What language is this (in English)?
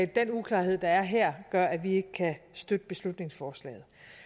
Danish